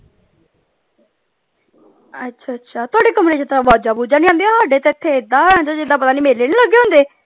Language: Punjabi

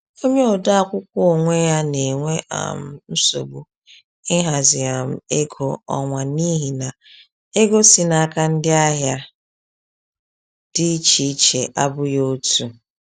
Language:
Igbo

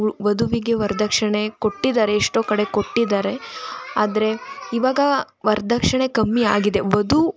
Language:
Kannada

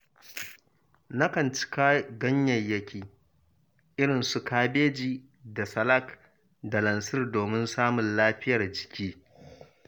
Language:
Hausa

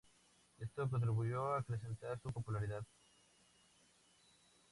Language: Spanish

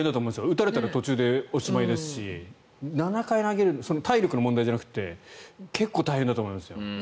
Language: Japanese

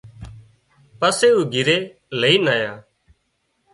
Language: Wadiyara Koli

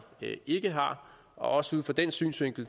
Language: Danish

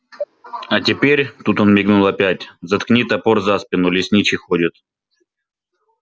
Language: Russian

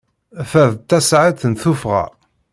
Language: Kabyle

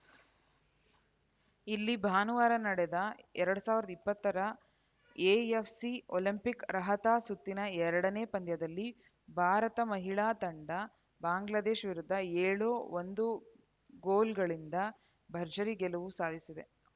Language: Kannada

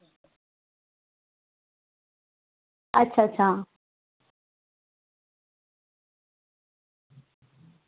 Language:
Dogri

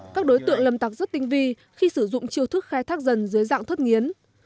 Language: Vietnamese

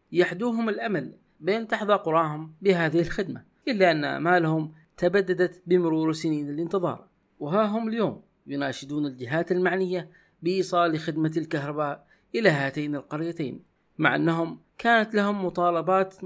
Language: Arabic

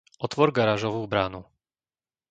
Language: Slovak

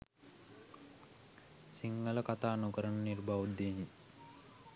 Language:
Sinhala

